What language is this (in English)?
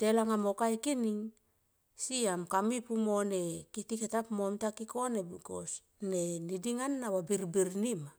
Tomoip